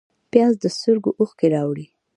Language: Pashto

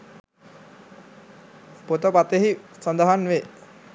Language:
Sinhala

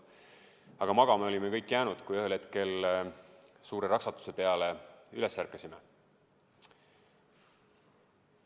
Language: Estonian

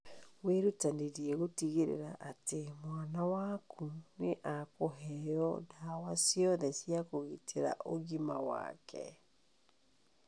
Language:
Kikuyu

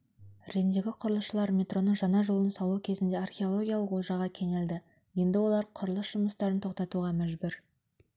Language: Kazakh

